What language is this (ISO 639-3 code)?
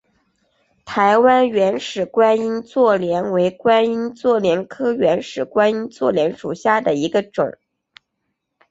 zho